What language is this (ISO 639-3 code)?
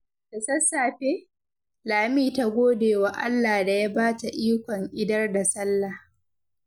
hau